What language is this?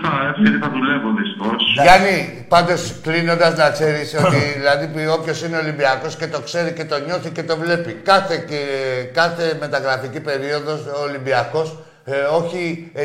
Greek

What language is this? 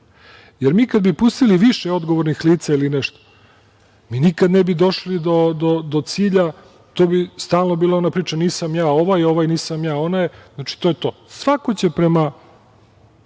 Serbian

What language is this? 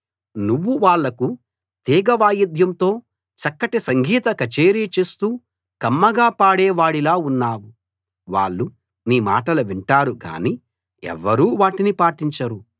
Telugu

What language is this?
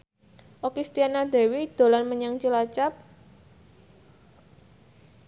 Javanese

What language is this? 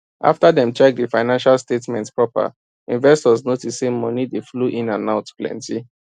Nigerian Pidgin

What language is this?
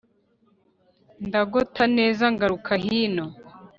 Kinyarwanda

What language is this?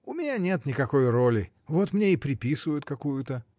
Russian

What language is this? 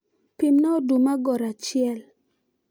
Luo (Kenya and Tanzania)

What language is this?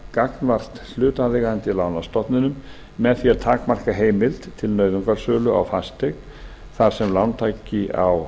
Icelandic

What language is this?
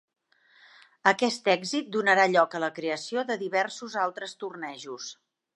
Catalan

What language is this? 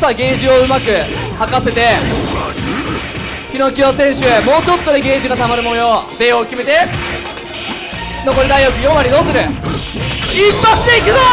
Japanese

